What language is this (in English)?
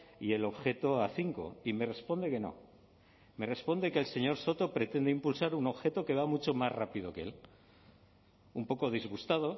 Spanish